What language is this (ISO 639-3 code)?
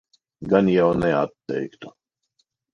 lav